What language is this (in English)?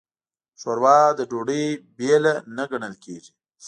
Pashto